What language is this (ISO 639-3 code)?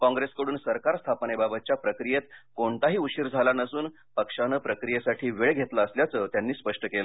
mar